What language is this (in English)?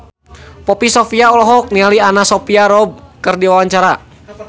Sundanese